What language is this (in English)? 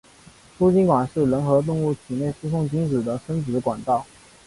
Chinese